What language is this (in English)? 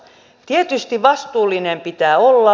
Finnish